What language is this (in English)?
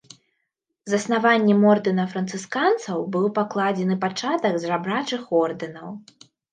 Belarusian